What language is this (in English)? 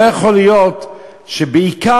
Hebrew